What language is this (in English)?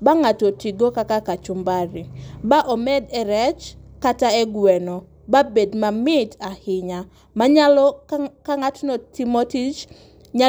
Luo (Kenya and Tanzania)